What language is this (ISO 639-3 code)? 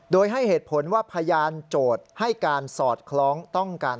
tha